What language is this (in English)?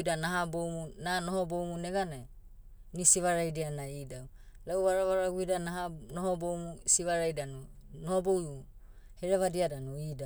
Motu